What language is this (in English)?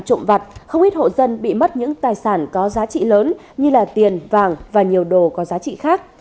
Vietnamese